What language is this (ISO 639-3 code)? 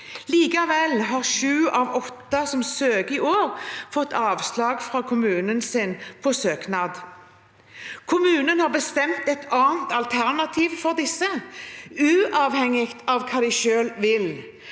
nor